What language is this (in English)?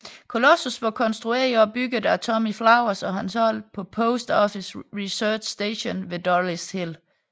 Danish